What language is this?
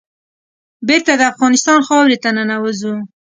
Pashto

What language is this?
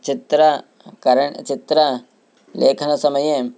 Sanskrit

